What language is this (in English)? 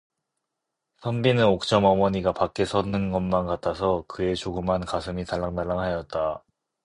Korean